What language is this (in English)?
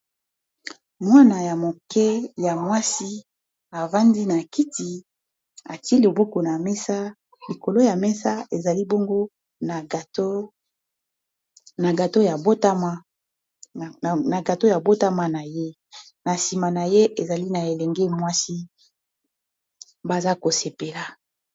Lingala